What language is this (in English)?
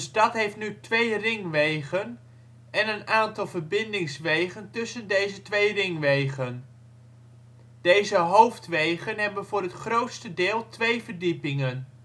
Dutch